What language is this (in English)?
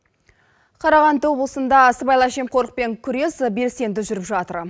Kazakh